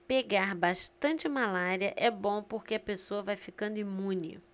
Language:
Portuguese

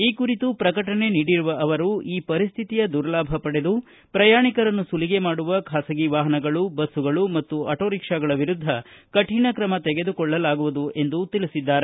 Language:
Kannada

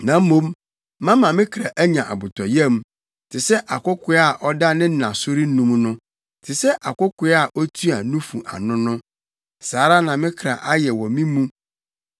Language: Akan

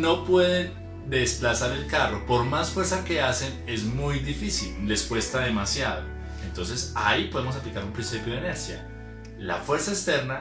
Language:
Spanish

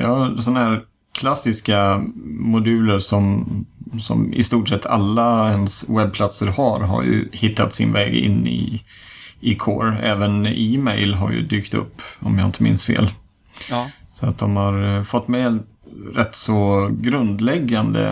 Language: Swedish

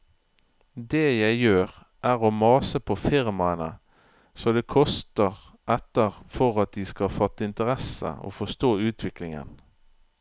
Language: Norwegian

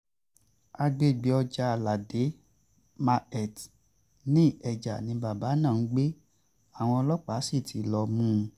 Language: Yoruba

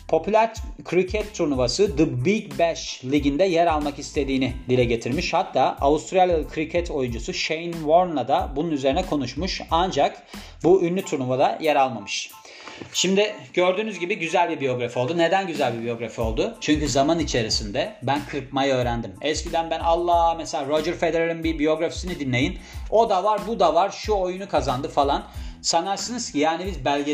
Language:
Turkish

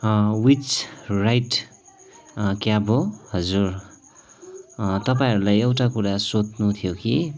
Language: Nepali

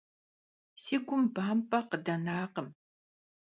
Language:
Kabardian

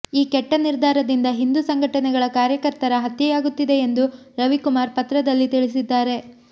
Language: Kannada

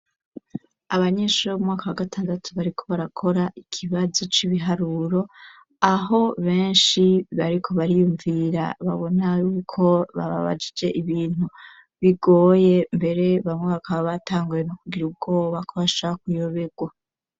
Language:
Rundi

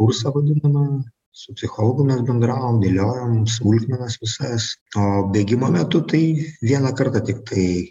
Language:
Lithuanian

